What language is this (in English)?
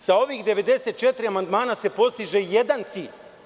Serbian